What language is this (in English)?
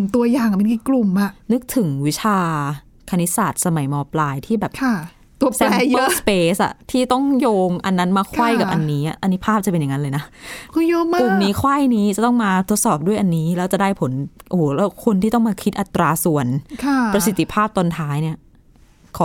Thai